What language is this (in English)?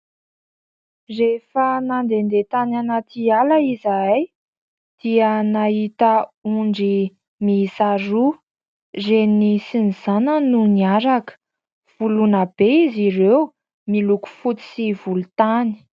Malagasy